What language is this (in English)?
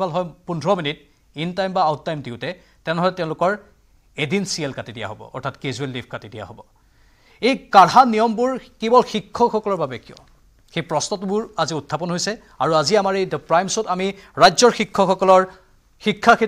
Bangla